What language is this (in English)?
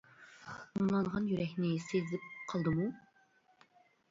Uyghur